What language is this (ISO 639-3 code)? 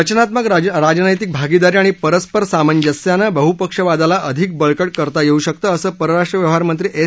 mar